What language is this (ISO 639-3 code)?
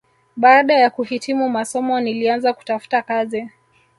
swa